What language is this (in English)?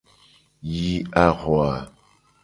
Gen